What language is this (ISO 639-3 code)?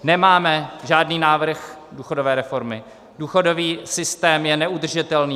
ces